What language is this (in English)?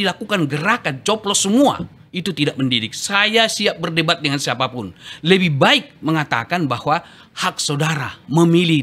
Indonesian